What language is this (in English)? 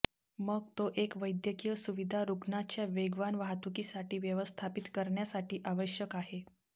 Marathi